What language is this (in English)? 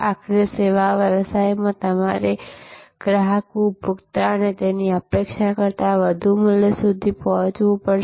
Gujarati